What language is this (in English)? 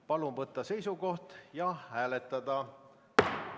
Estonian